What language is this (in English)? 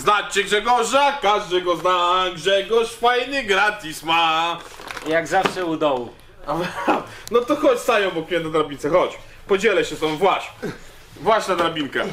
Polish